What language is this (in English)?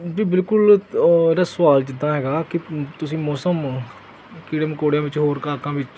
Punjabi